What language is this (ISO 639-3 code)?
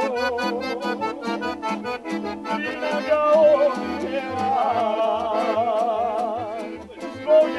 ron